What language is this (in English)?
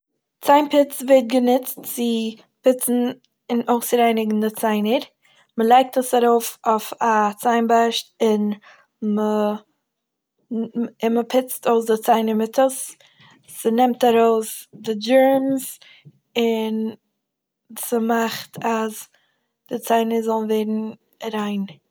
Yiddish